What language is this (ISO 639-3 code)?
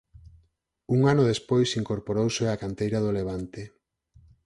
glg